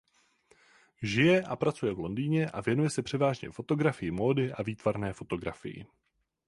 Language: Czech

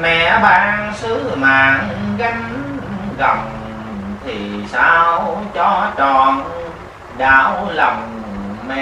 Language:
Vietnamese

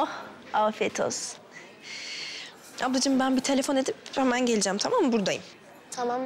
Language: Turkish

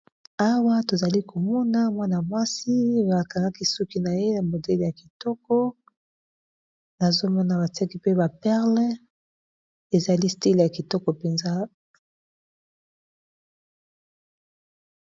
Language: Lingala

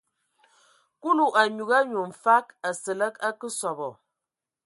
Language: Ewondo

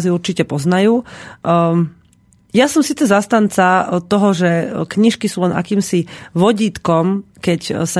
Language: Slovak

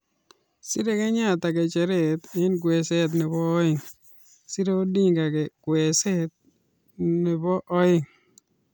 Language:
Kalenjin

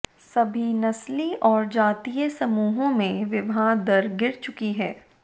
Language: Hindi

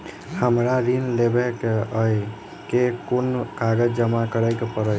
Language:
Maithili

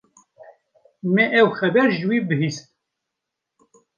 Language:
Kurdish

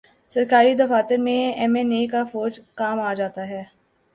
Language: Urdu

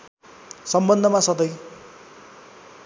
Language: Nepali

